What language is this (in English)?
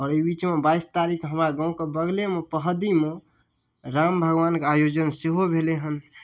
Maithili